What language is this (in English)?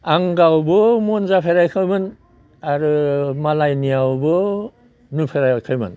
Bodo